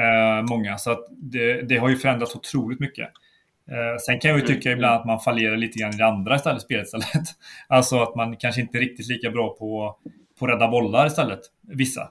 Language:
Swedish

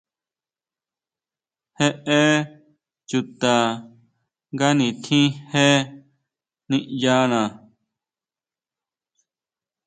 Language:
Huautla Mazatec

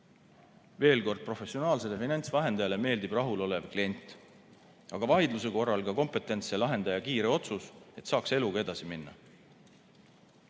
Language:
Estonian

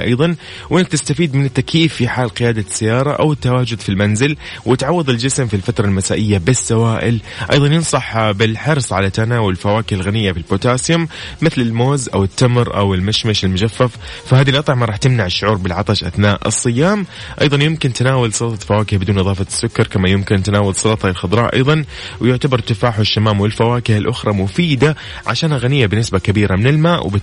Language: Arabic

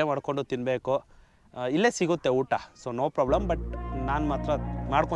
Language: Arabic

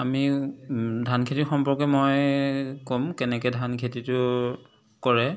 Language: Assamese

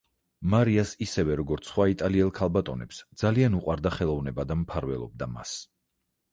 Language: Georgian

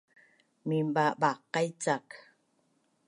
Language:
Bunun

